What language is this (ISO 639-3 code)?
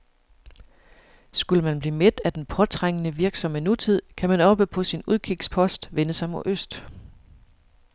dan